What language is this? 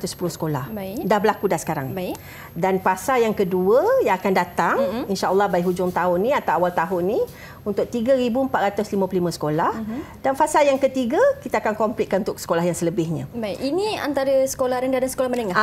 Malay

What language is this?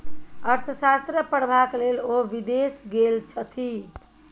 Maithili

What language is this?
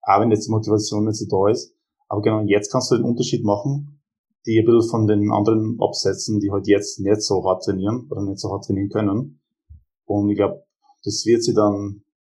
German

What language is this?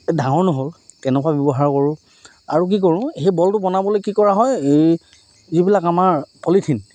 Assamese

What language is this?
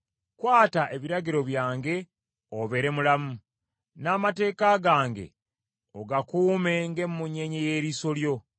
Ganda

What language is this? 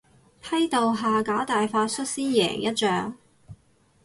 Cantonese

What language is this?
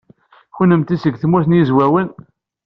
Kabyle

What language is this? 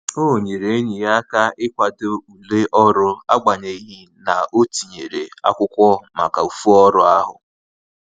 Igbo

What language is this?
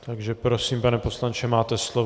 Czech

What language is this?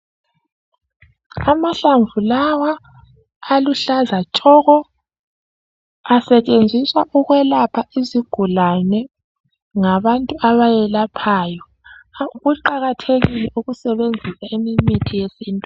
North Ndebele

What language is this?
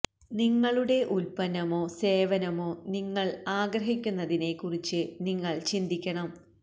Malayalam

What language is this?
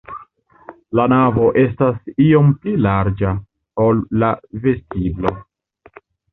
Esperanto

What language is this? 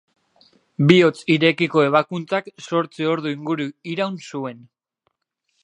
Basque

